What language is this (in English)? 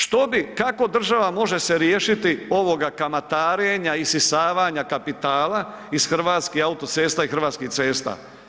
Croatian